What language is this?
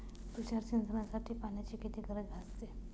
Marathi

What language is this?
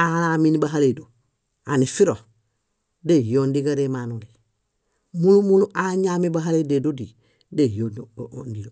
Bayot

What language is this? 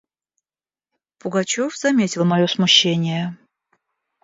Russian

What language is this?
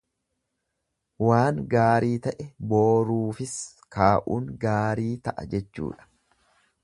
Oromo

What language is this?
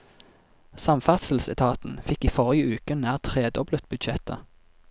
Norwegian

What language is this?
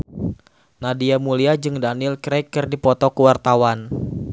Sundanese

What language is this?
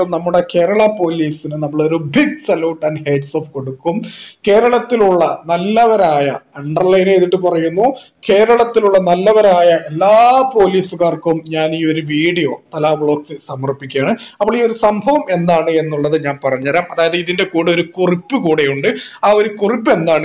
English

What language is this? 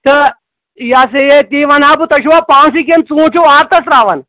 Kashmiri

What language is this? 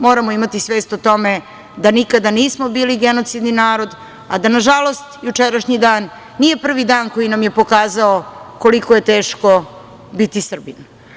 Serbian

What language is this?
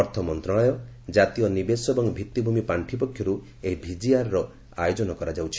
Odia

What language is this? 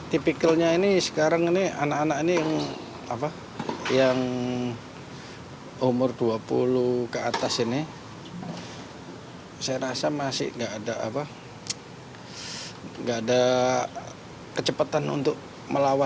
Indonesian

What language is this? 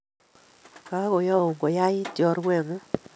Kalenjin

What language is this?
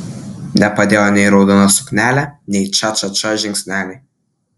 Lithuanian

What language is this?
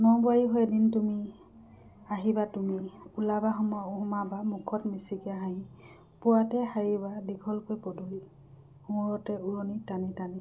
Assamese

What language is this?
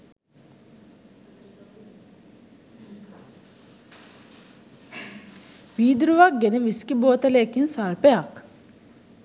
Sinhala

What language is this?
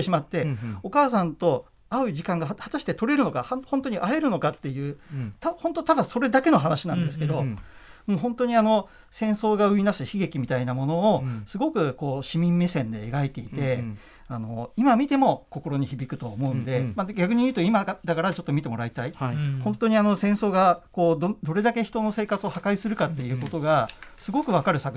Japanese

